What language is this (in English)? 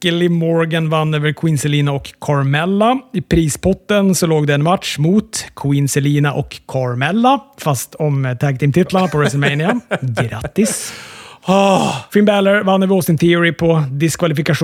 Swedish